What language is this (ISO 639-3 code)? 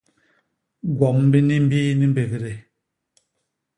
bas